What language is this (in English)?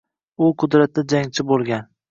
Uzbek